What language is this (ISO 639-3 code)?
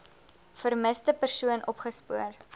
afr